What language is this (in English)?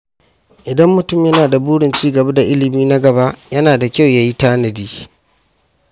Hausa